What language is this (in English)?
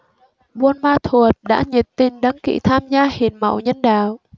Vietnamese